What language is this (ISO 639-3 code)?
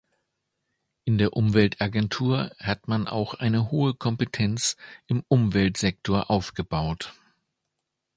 deu